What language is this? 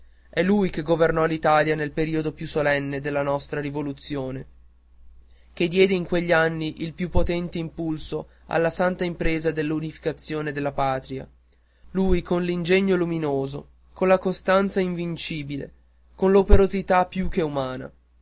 Italian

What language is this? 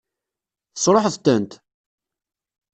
Kabyle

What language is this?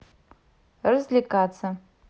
Russian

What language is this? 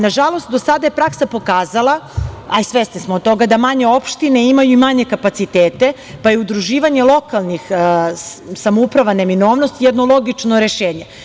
Serbian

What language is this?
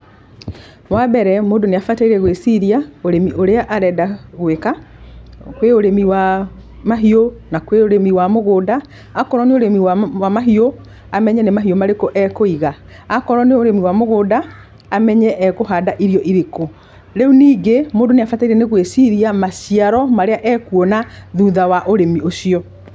Kikuyu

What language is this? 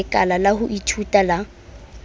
Southern Sotho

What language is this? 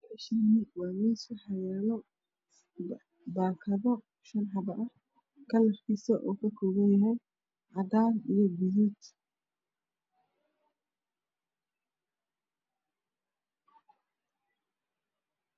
Somali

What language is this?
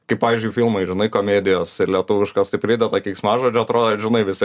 Lithuanian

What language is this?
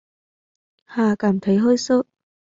Vietnamese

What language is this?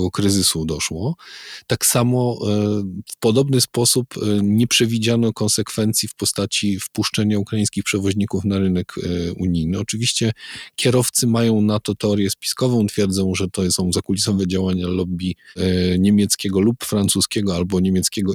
Polish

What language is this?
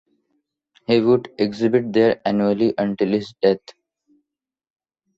English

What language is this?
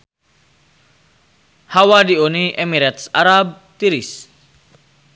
Sundanese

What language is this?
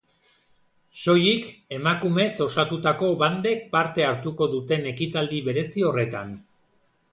Basque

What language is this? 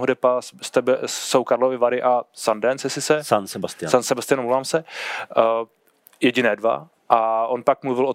Czech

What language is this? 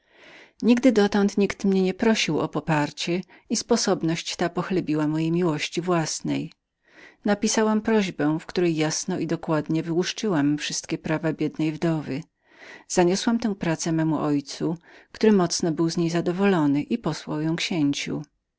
Polish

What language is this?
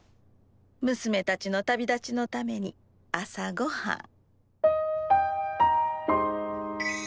Japanese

